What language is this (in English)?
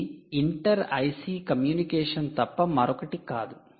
Telugu